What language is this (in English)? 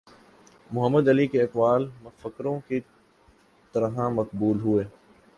Urdu